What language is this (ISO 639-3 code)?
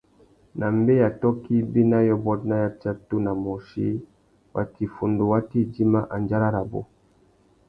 bag